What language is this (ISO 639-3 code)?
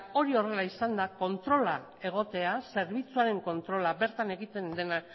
eus